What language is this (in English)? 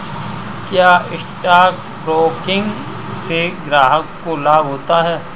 Hindi